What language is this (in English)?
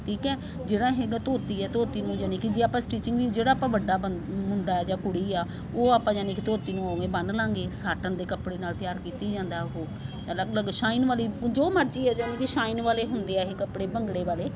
Punjabi